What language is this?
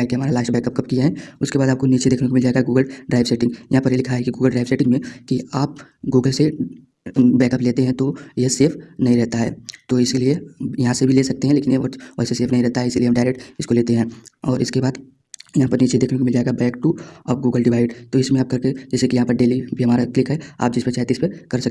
Hindi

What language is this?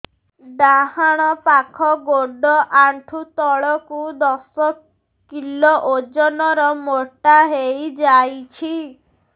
Odia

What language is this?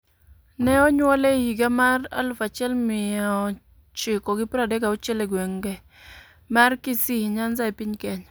Luo (Kenya and Tanzania)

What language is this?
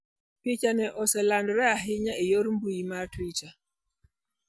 Luo (Kenya and Tanzania)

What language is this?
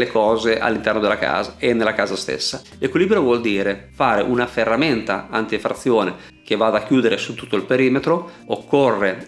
Italian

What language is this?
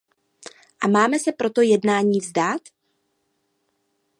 Czech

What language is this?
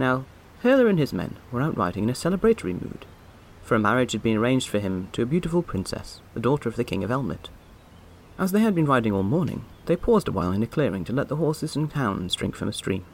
English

